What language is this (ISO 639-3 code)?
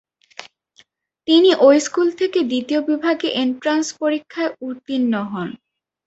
ben